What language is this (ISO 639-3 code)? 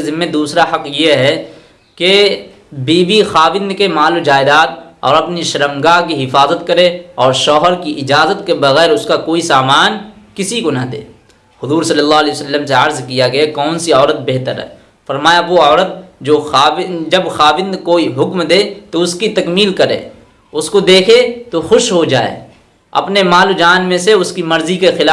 hin